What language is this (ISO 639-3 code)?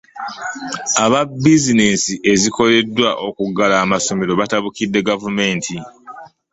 lug